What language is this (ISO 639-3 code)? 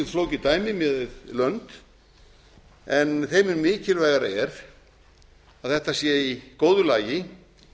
isl